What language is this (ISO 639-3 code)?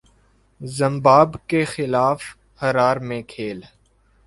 urd